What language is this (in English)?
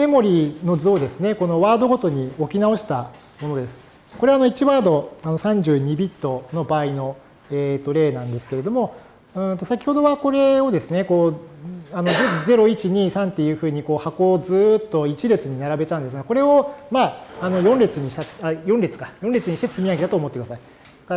Japanese